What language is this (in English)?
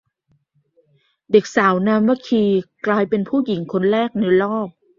Thai